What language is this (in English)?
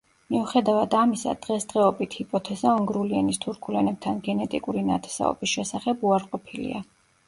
Georgian